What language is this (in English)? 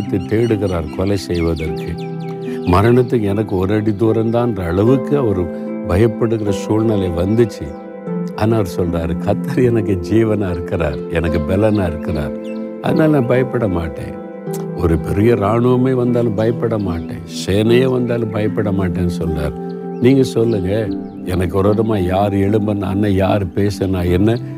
Tamil